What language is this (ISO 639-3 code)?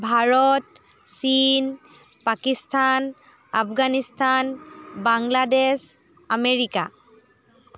asm